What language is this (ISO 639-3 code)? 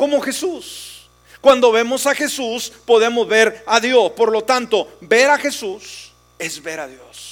spa